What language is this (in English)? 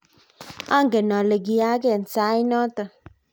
Kalenjin